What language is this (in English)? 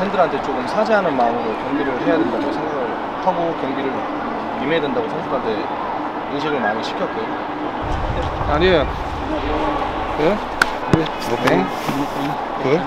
Korean